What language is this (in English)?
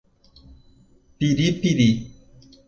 Portuguese